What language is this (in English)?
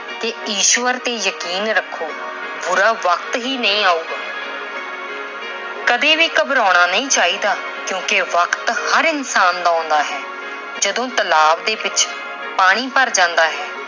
Punjabi